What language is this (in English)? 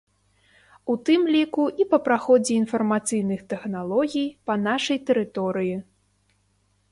Belarusian